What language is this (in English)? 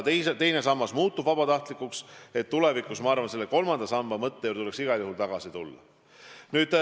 Estonian